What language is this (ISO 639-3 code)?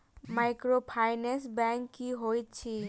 mai